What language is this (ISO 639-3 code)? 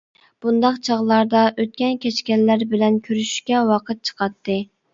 uig